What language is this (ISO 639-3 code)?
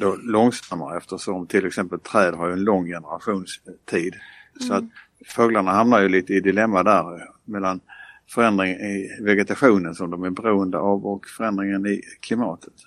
swe